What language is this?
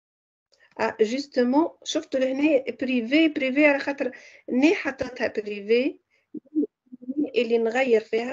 Arabic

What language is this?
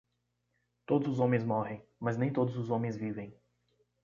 Portuguese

